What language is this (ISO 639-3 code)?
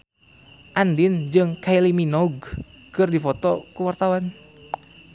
sun